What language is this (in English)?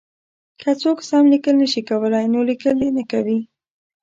Pashto